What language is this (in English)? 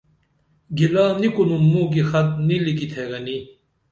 Dameli